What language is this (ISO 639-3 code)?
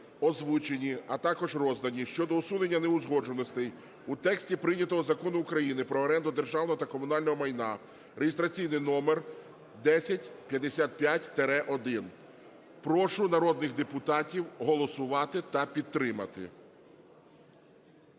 ukr